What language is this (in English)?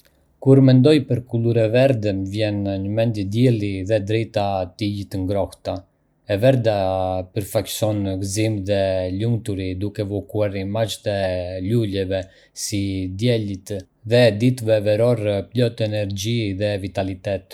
Arbëreshë Albanian